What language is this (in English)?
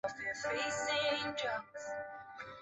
Chinese